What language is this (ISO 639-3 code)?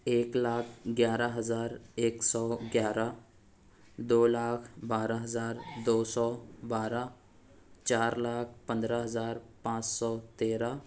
urd